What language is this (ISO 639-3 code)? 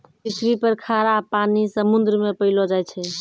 mai